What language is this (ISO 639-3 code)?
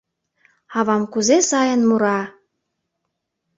chm